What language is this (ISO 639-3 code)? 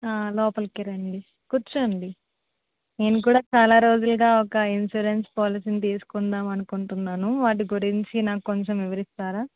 tel